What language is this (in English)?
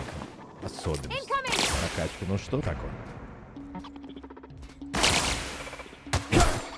Russian